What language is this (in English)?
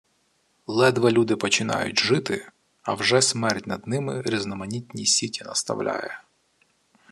Ukrainian